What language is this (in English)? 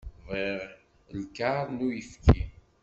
Kabyle